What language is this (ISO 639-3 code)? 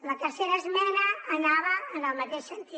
cat